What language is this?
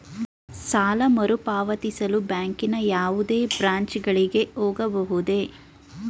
Kannada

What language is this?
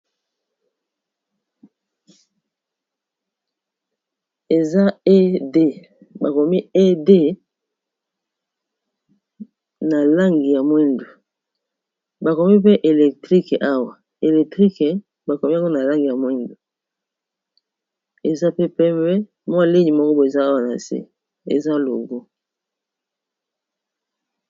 Lingala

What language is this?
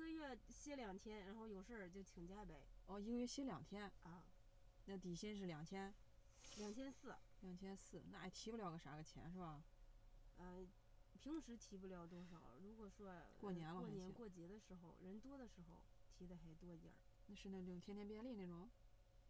Chinese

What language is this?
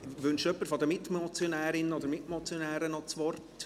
Swiss German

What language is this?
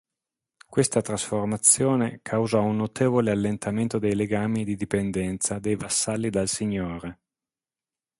Italian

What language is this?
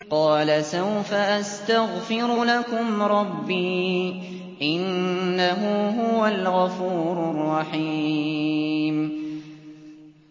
Arabic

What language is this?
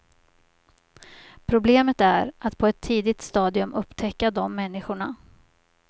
Swedish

